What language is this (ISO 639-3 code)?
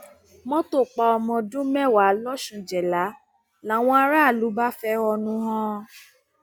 yor